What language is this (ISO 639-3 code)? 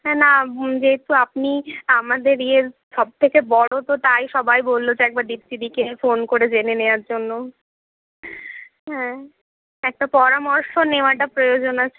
ben